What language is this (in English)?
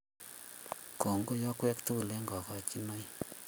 Kalenjin